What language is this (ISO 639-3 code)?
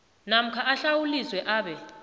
nbl